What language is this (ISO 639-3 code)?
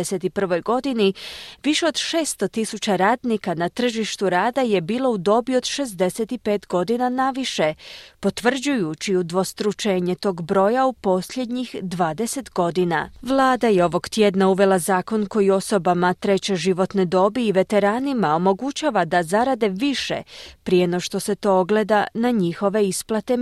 hrv